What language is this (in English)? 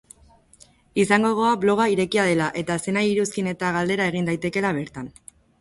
Basque